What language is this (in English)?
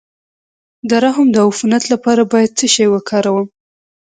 Pashto